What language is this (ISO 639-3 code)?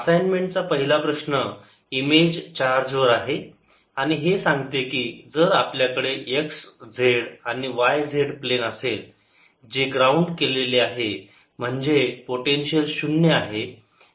mar